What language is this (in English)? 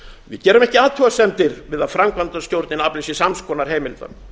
Icelandic